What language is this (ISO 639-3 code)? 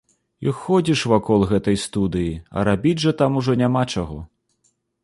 bel